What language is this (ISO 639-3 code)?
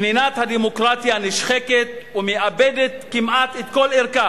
heb